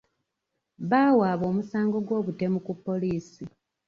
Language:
Ganda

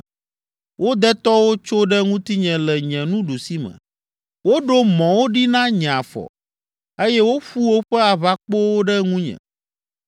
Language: Ewe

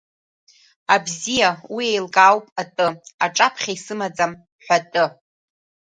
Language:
Abkhazian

